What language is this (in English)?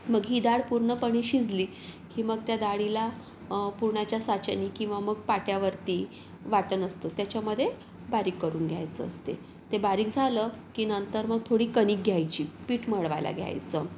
Marathi